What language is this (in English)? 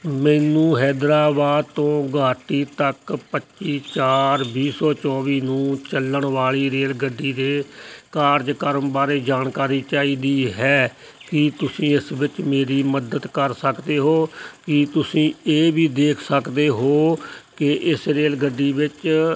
Punjabi